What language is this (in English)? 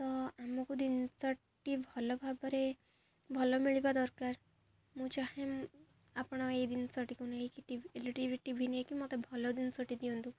Odia